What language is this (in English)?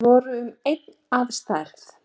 Icelandic